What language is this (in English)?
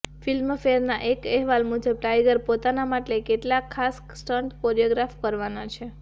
Gujarati